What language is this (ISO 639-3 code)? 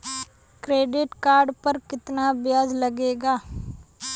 bho